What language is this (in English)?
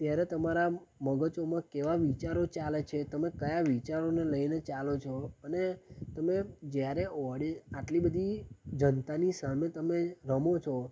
Gujarati